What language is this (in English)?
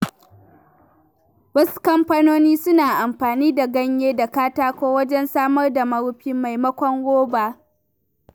Hausa